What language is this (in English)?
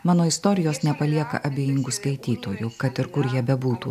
Lithuanian